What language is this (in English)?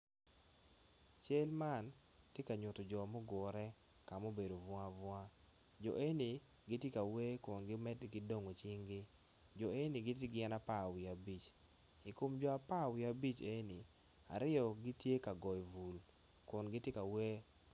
Acoli